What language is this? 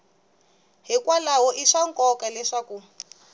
Tsonga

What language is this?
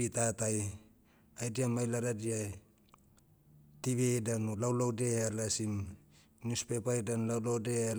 Motu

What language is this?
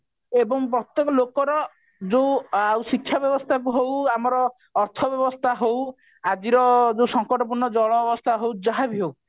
Odia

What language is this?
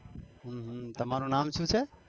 Gujarati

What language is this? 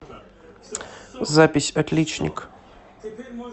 Russian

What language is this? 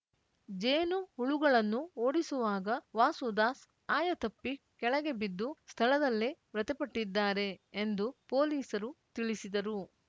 Kannada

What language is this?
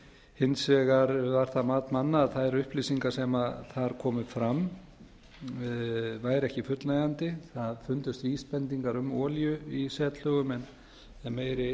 Icelandic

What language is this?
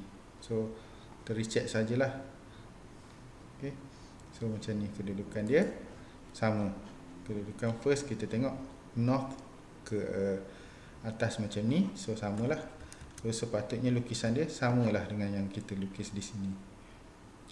Malay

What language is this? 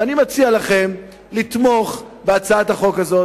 Hebrew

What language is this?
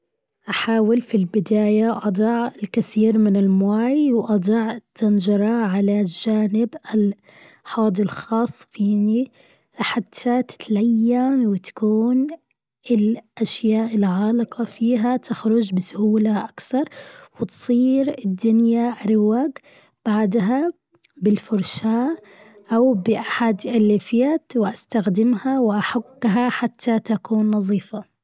Gulf Arabic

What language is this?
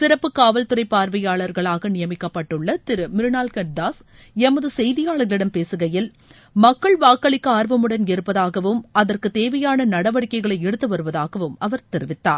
Tamil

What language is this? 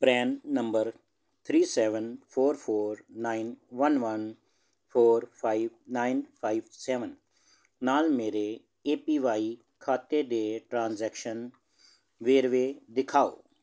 Punjabi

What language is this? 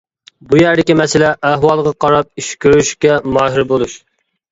Uyghur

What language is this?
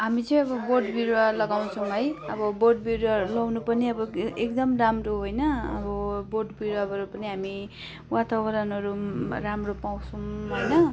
Nepali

